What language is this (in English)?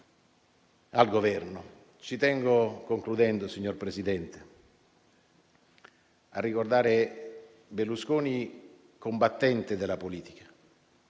Italian